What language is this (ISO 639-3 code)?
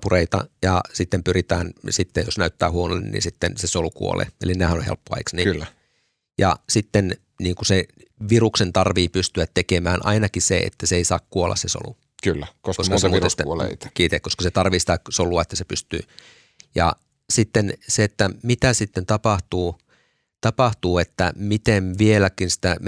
fin